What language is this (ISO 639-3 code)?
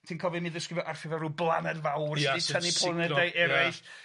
cym